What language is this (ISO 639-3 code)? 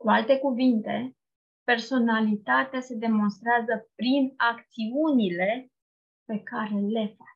ron